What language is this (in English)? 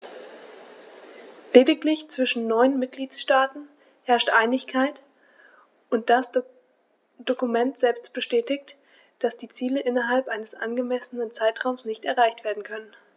German